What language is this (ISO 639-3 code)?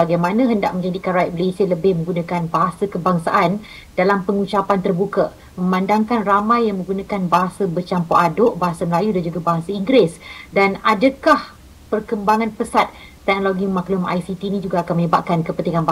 msa